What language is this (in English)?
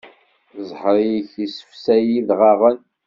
Kabyle